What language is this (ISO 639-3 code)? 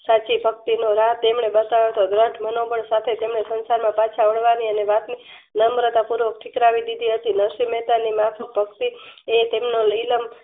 guj